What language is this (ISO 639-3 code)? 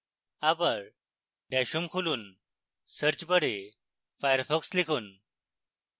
ben